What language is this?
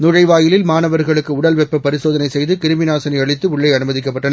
Tamil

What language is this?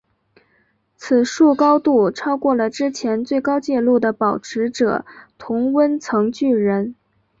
Chinese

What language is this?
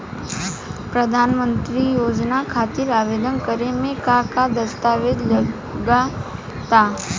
Bhojpuri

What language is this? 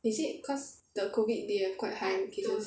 English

